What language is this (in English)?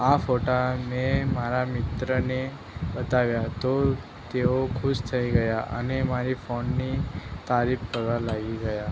Gujarati